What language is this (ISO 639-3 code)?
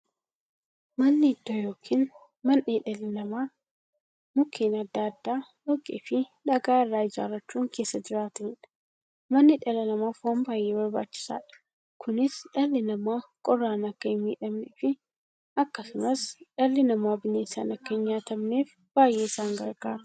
orm